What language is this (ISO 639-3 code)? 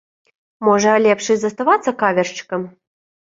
bel